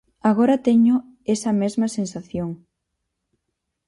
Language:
Galician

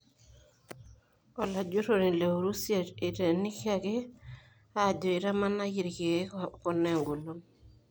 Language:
Masai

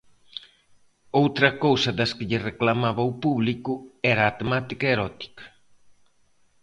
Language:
Galician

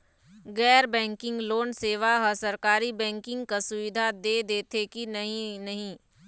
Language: Chhattisgarhi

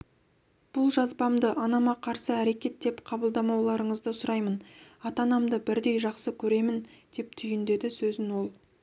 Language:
Kazakh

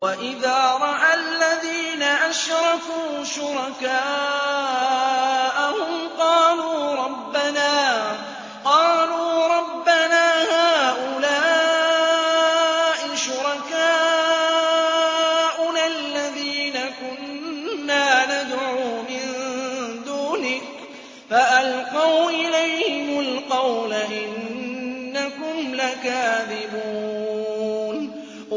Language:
Arabic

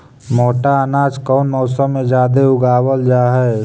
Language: Magahi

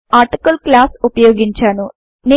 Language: Telugu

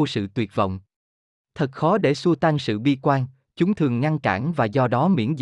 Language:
Vietnamese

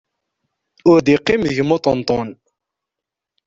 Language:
Kabyle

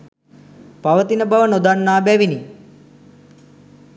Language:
Sinhala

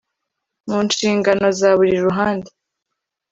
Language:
Kinyarwanda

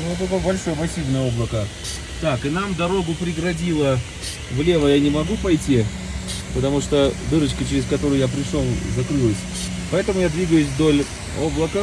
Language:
Russian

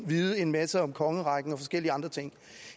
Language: Danish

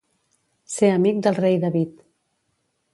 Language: Catalan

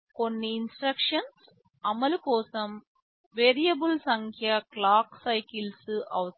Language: Telugu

